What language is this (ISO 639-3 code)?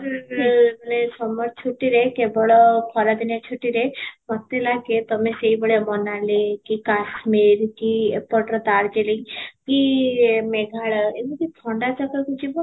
ori